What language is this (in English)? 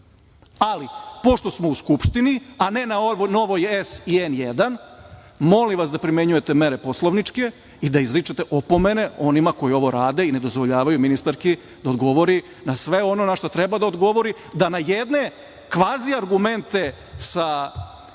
Serbian